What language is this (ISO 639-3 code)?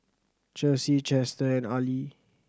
eng